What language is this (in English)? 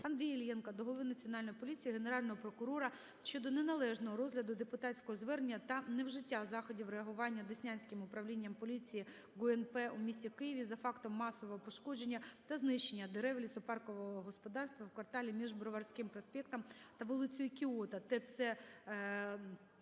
Ukrainian